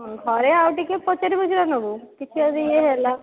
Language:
Odia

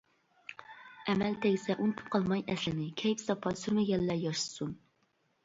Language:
Uyghur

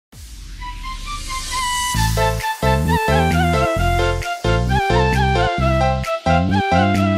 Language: Korean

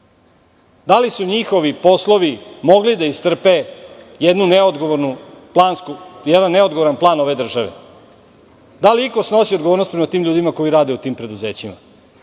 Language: Serbian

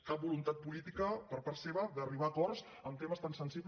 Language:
Catalan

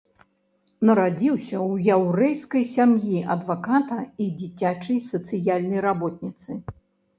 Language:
Belarusian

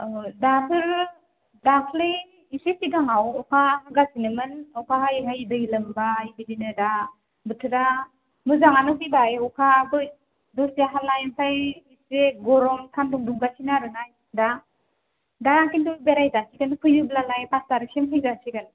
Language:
Bodo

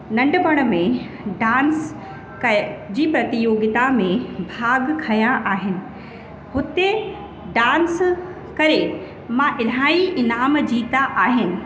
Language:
Sindhi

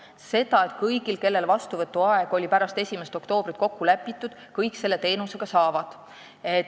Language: Estonian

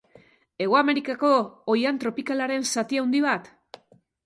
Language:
Basque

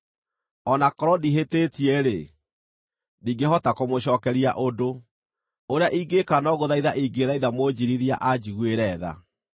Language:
Kikuyu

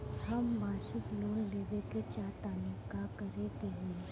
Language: Bhojpuri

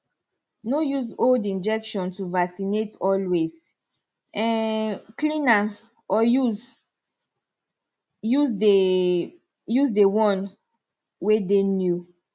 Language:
Nigerian Pidgin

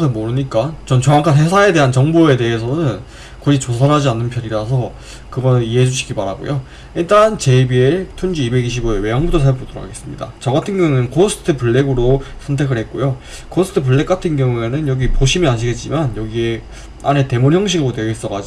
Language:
Korean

